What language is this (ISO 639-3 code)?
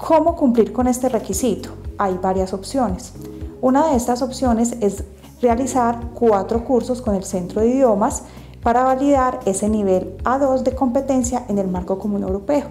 spa